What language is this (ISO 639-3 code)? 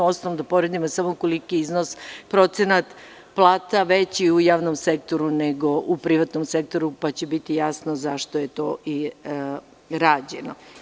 srp